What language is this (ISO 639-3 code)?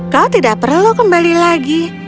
ind